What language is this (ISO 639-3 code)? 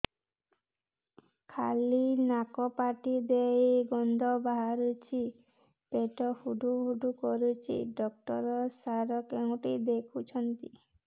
ori